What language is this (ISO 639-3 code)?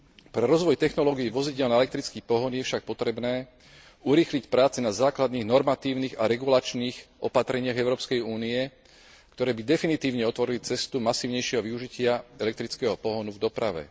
slk